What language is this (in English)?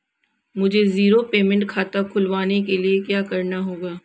Hindi